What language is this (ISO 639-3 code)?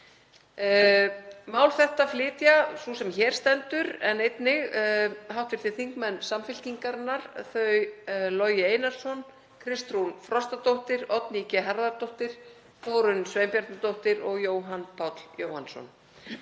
isl